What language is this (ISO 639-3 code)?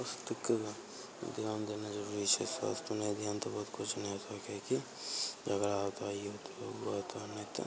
mai